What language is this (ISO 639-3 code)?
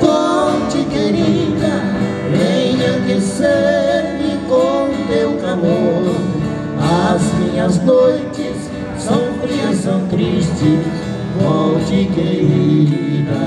por